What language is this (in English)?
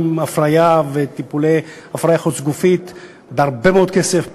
Hebrew